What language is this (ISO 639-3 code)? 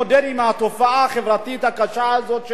heb